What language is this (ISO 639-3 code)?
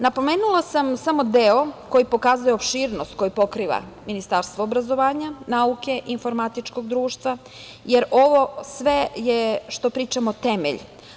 srp